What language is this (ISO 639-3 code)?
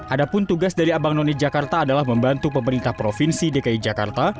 ind